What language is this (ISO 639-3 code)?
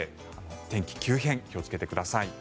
jpn